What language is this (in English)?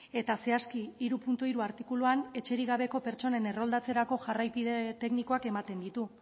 Basque